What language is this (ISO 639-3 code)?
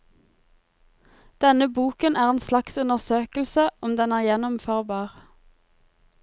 nor